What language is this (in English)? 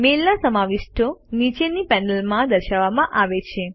Gujarati